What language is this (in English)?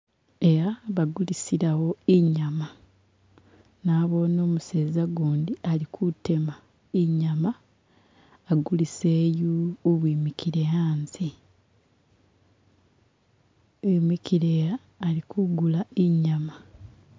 Masaaba